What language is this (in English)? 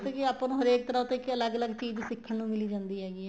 Punjabi